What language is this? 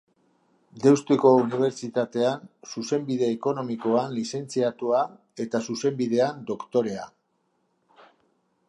Basque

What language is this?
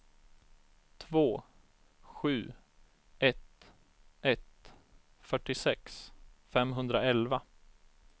Swedish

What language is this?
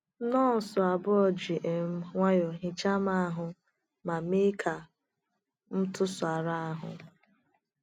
Igbo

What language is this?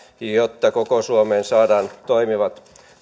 Finnish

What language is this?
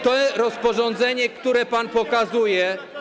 Polish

